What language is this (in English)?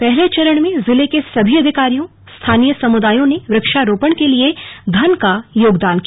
Hindi